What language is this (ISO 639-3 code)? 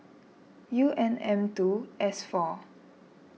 eng